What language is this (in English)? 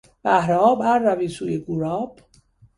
Persian